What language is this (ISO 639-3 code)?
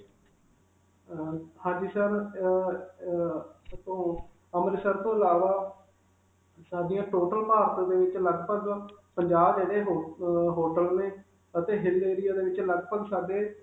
pan